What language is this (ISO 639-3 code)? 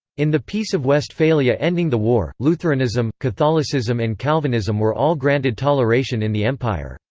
eng